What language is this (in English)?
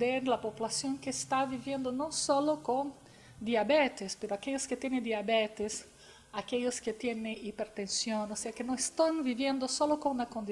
Spanish